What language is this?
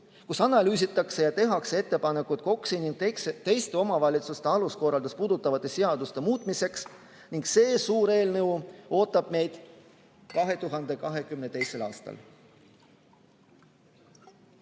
Estonian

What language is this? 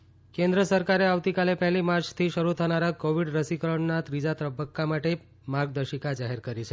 Gujarati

